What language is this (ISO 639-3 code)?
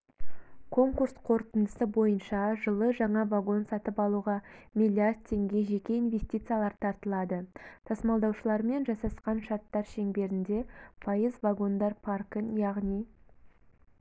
kaz